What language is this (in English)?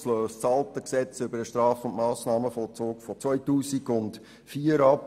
Swiss German